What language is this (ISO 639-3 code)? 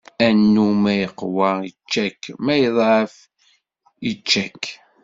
kab